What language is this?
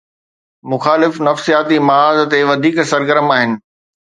Sindhi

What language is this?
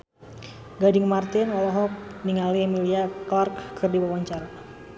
Sundanese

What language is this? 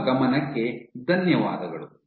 Kannada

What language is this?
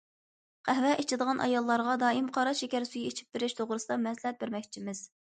Uyghur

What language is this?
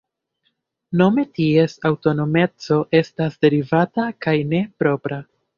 Esperanto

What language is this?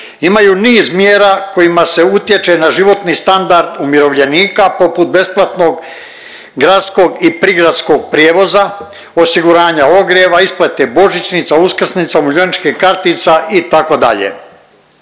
Croatian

